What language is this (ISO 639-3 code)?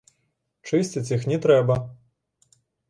bel